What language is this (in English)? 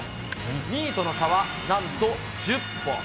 Japanese